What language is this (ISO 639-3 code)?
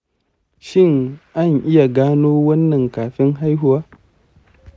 hau